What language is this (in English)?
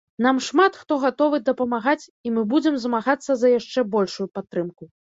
Belarusian